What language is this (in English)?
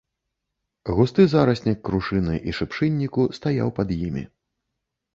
Belarusian